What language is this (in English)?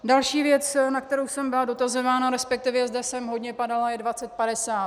Czech